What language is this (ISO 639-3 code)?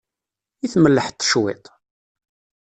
kab